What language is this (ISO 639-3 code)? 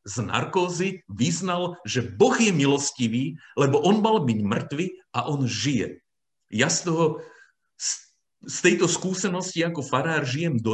slk